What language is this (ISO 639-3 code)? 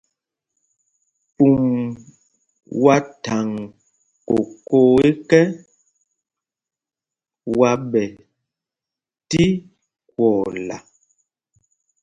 mgg